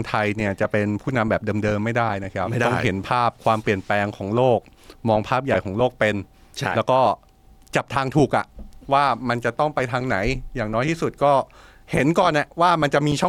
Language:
Thai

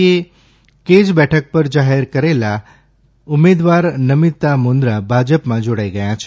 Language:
Gujarati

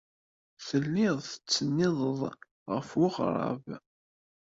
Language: Kabyle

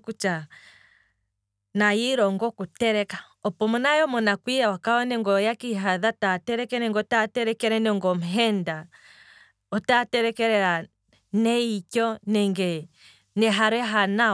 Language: Kwambi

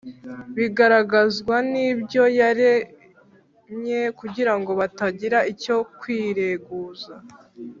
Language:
Kinyarwanda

